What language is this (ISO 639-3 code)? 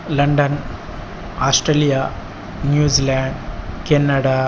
san